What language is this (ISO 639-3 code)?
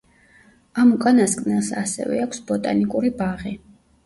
kat